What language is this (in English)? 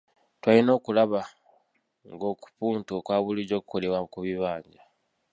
Ganda